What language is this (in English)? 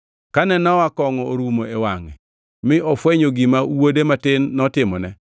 Luo (Kenya and Tanzania)